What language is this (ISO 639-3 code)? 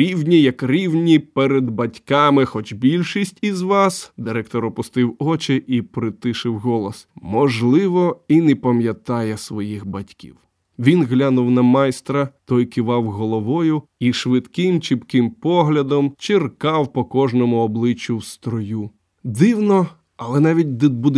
ukr